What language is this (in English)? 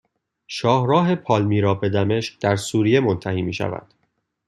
Persian